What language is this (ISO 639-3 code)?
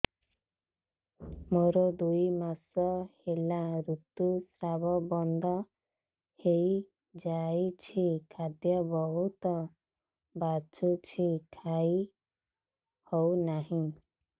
ori